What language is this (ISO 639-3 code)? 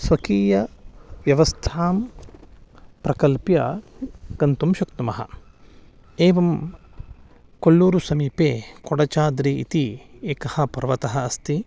san